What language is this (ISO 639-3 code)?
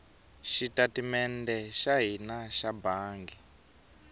tso